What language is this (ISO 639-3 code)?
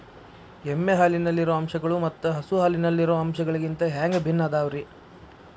kan